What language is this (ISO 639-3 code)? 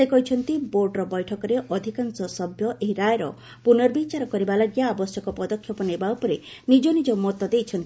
ori